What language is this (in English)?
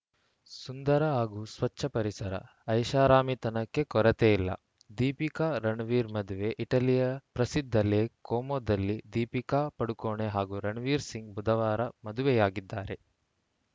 Kannada